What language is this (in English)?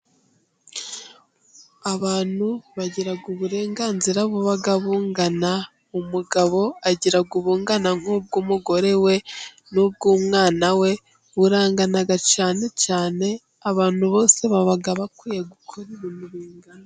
Kinyarwanda